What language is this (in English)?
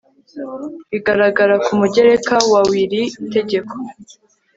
Kinyarwanda